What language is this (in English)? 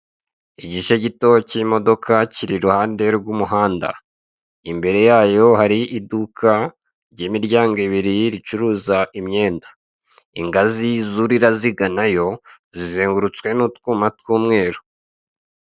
Kinyarwanda